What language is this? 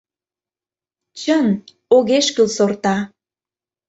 Mari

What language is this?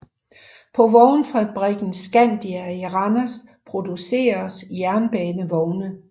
Danish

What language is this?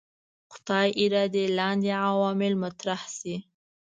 Pashto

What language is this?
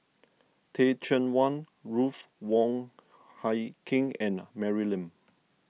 English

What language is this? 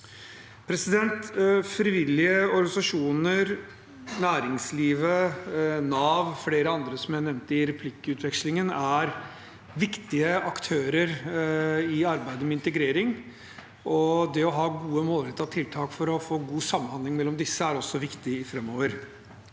Norwegian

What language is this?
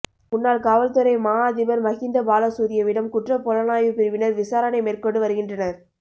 Tamil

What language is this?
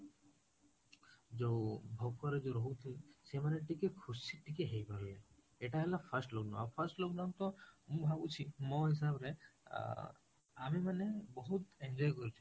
Odia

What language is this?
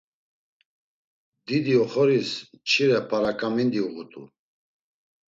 Laz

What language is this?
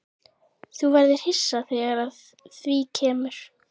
Icelandic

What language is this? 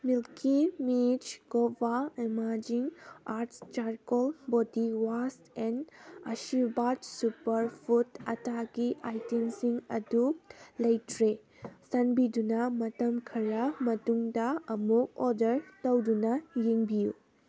Manipuri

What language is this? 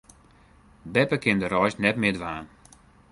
Western Frisian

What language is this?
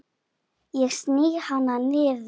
Icelandic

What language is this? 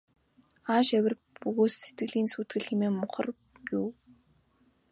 Mongolian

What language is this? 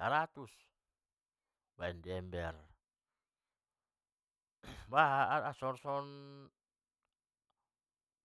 Batak Mandailing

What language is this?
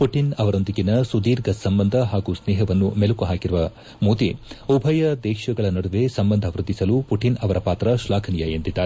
Kannada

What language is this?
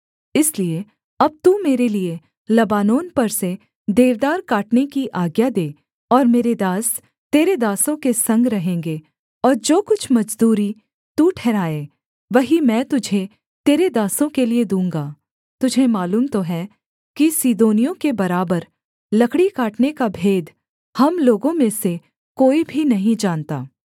Hindi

